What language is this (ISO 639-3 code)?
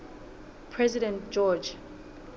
sot